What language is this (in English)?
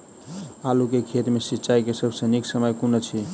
Maithili